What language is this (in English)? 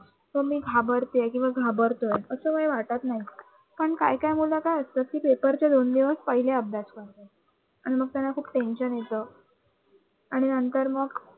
Marathi